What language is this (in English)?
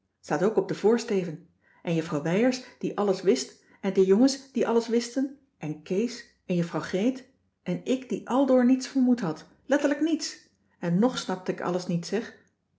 Dutch